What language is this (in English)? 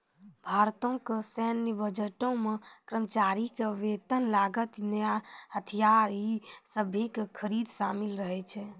Maithili